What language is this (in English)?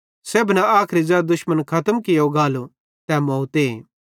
Bhadrawahi